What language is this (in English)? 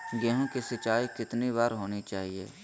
Magahi